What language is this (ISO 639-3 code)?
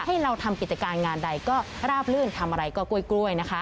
tha